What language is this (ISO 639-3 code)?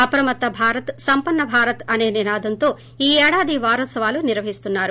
tel